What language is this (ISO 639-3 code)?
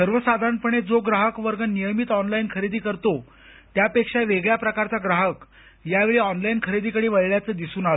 mar